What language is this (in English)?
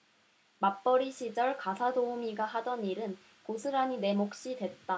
Korean